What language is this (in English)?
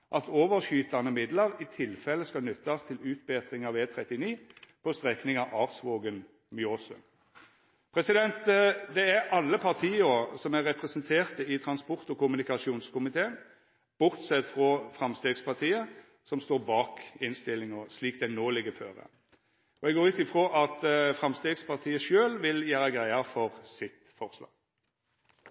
Norwegian Nynorsk